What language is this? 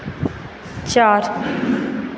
Hindi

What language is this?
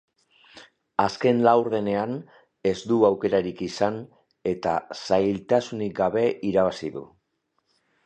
Basque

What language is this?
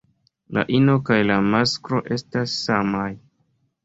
Esperanto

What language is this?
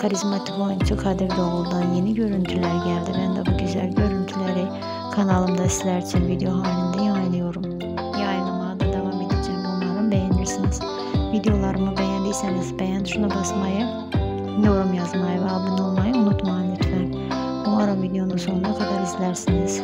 Turkish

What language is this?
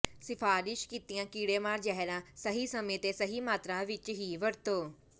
Punjabi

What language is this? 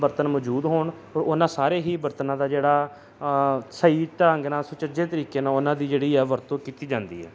Punjabi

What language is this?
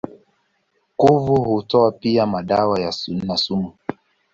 Swahili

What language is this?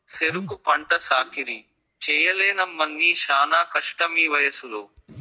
Telugu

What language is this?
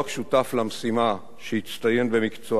Hebrew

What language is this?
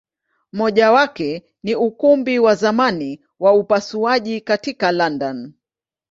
Swahili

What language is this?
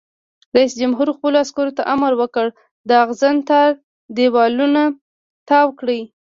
Pashto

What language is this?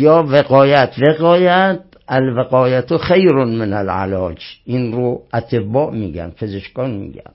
Persian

